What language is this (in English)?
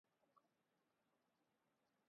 Urdu